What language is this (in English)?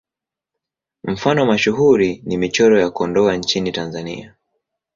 Swahili